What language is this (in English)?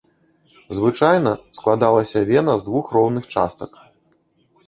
Belarusian